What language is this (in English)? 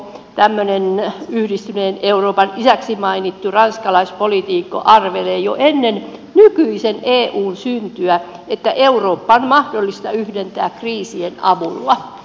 Finnish